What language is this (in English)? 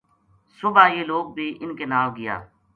Gujari